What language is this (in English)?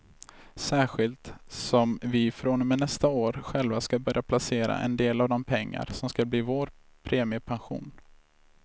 Swedish